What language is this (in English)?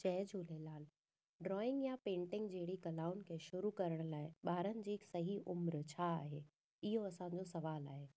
Sindhi